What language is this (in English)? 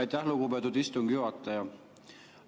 Estonian